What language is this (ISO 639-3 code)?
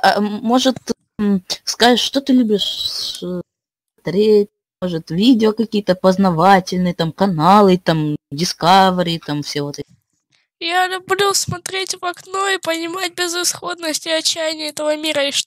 rus